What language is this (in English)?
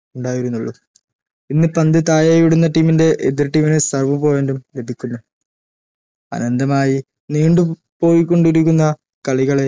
Malayalam